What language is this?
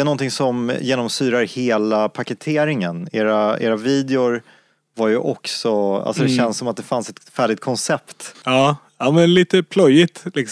Swedish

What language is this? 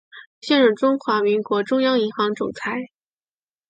Chinese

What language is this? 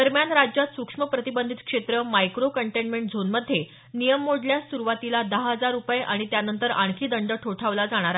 Marathi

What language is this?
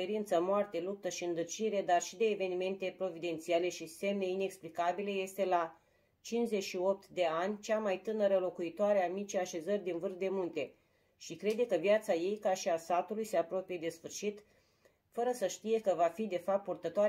Romanian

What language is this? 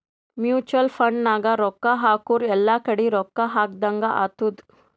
Kannada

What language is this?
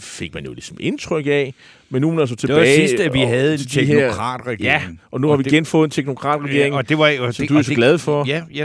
Danish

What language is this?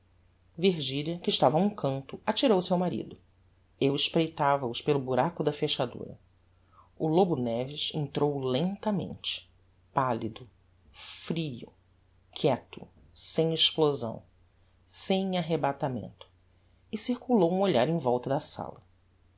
Portuguese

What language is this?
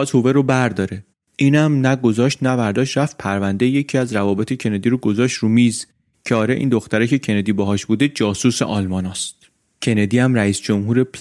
Persian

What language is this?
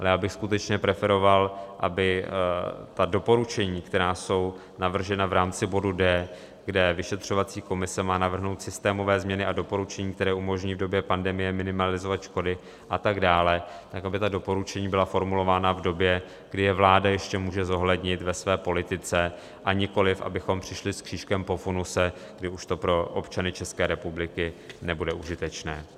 Czech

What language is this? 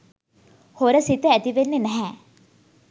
Sinhala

